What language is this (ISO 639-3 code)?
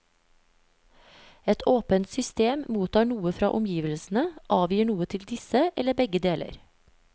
nor